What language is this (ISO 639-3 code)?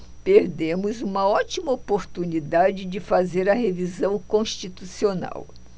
por